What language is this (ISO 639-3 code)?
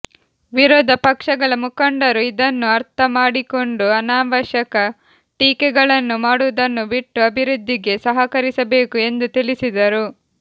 kan